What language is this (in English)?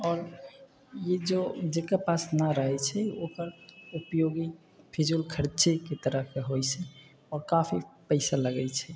Maithili